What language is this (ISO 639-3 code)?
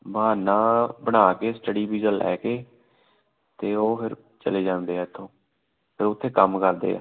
pan